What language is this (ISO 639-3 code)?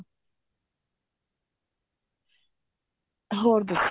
pan